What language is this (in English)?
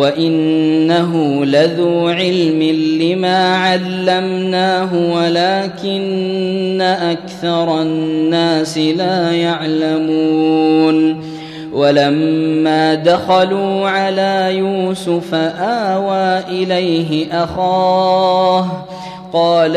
Arabic